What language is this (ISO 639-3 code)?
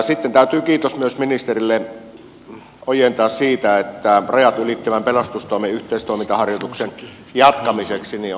fin